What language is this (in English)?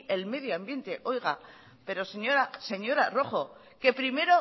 Spanish